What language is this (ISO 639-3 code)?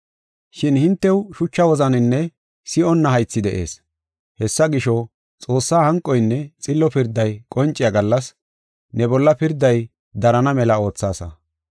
gof